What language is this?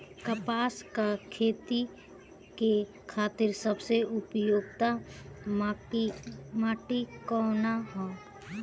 Bhojpuri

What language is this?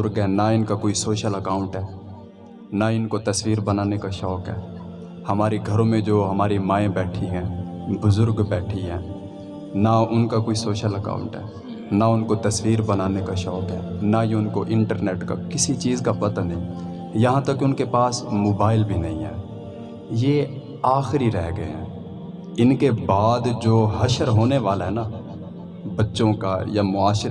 Urdu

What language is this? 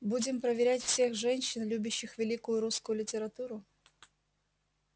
Russian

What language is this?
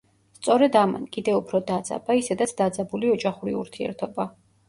Georgian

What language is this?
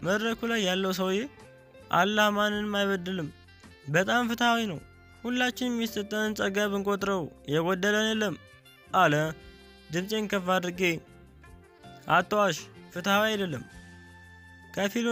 Turkish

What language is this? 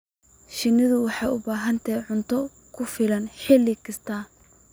Somali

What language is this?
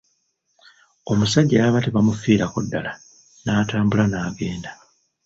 Ganda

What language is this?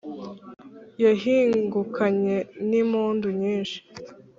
Kinyarwanda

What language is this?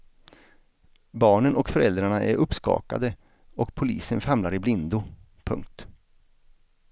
Swedish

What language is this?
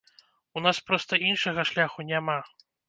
Belarusian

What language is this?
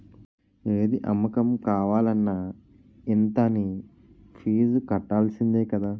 Telugu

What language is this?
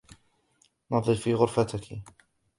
Arabic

